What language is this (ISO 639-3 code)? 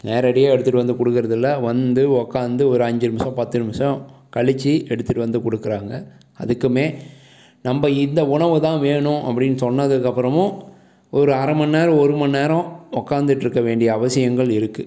tam